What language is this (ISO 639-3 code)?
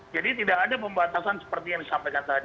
ind